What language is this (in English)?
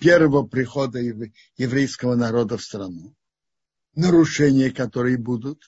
Russian